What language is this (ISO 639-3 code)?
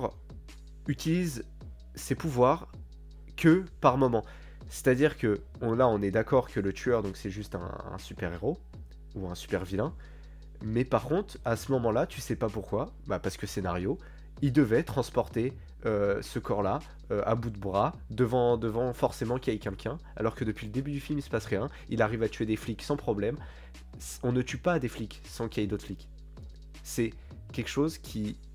fra